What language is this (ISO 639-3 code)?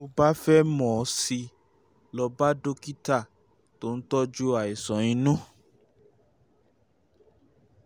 yor